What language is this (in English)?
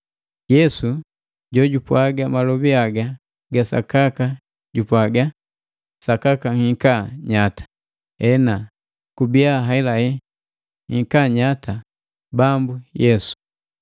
Matengo